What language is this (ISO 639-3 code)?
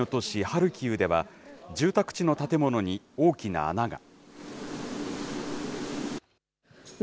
jpn